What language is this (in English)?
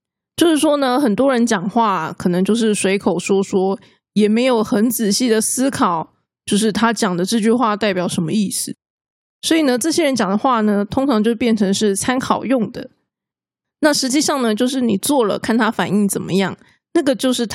Chinese